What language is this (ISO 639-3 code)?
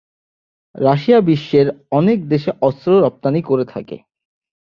ben